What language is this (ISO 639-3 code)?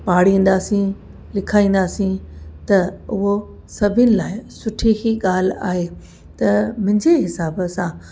snd